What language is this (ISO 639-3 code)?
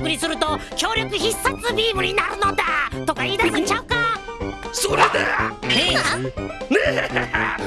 jpn